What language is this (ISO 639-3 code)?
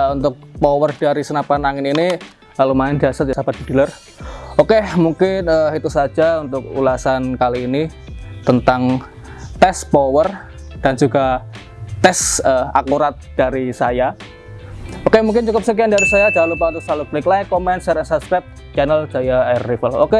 ind